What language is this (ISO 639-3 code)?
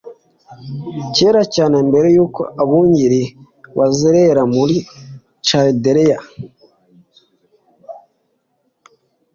kin